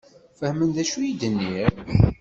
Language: Kabyle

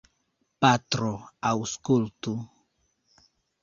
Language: Esperanto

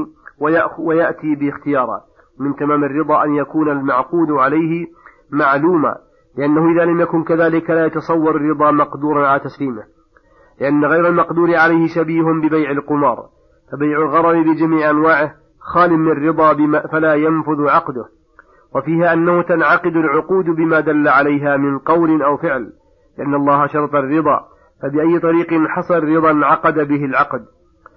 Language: Arabic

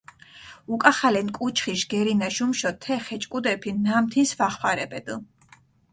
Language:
Mingrelian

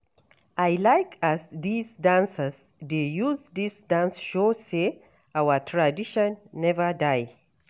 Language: Nigerian Pidgin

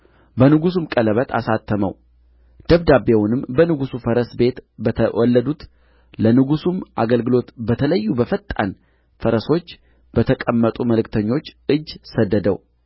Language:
Amharic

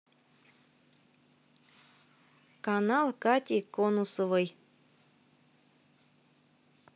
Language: Russian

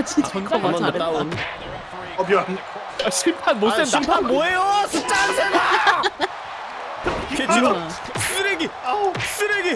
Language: Korean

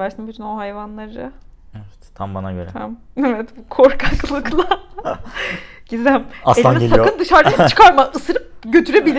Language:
Turkish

